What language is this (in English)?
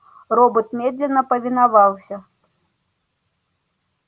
Russian